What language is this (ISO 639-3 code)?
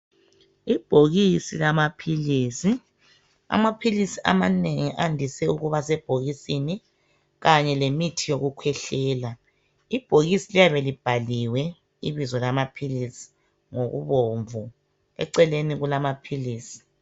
nde